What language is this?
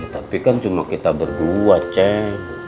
Indonesian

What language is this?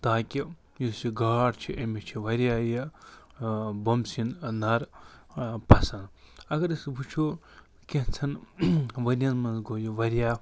Kashmiri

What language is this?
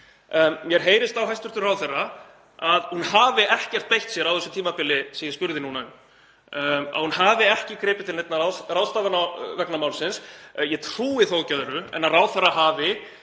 Icelandic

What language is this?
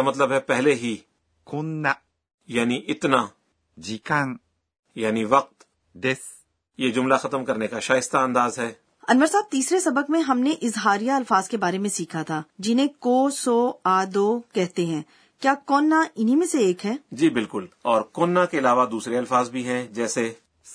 Urdu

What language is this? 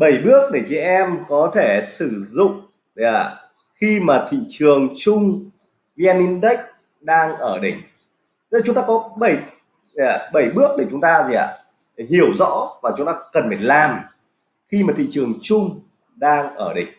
Vietnamese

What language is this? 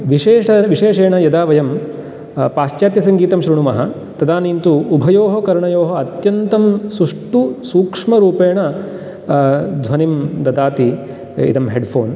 Sanskrit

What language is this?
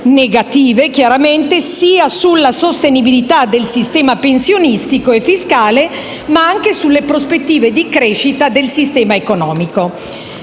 Italian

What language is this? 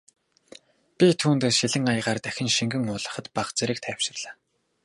Mongolian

